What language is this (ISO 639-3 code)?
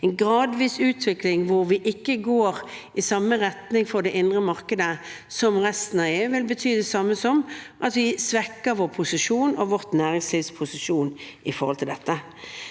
nor